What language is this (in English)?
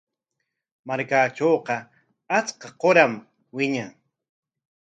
Corongo Ancash Quechua